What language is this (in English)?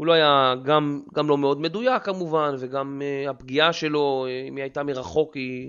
Hebrew